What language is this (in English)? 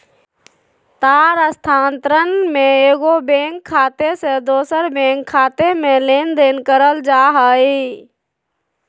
Magahi